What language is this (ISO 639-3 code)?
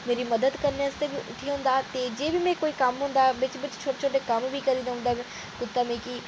doi